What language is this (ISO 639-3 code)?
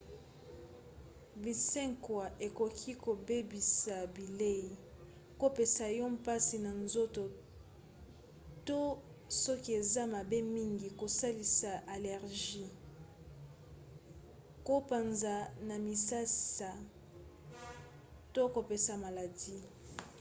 lin